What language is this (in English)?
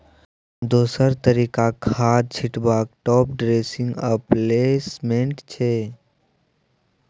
Maithili